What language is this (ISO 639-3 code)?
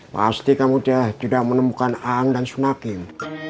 ind